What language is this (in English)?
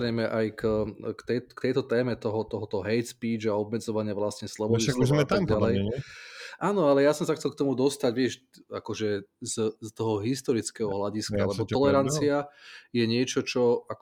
Slovak